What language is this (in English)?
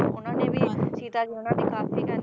Punjabi